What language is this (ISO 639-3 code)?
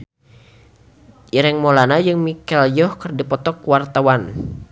sun